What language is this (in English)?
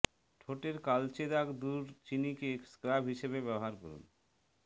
Bangla